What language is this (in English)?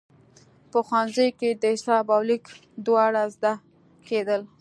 Pashto